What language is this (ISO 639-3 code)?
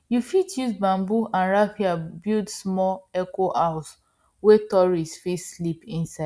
pcm